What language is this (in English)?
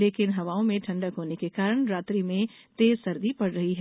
Hindi